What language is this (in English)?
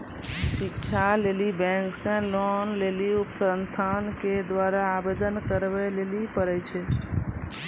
Maithili